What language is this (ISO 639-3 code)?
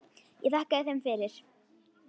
isl